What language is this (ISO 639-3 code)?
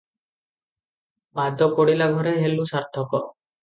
ori